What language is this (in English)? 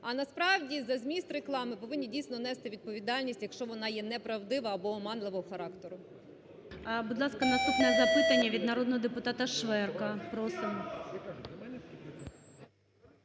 Ukrainian